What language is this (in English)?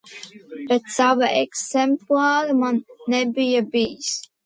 Latvian